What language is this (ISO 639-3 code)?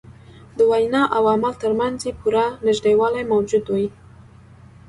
pus